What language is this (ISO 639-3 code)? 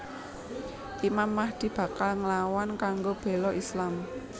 jav